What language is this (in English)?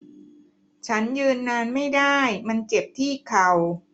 Thai